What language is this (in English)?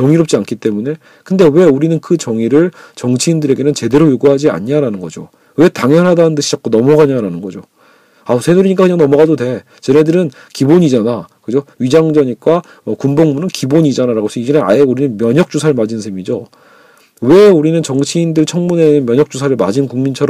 Korean